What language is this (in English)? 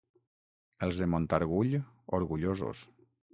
Catalan